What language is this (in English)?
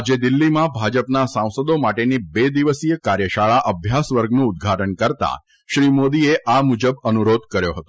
Gujarati